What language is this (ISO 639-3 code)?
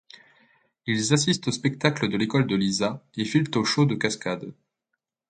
fra